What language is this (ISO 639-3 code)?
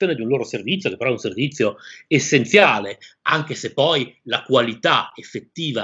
ita